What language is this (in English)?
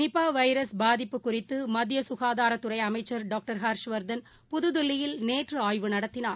Tamil